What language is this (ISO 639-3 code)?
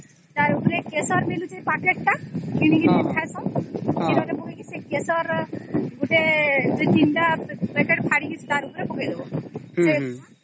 ori